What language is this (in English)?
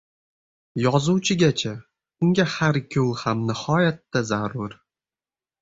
Uzbek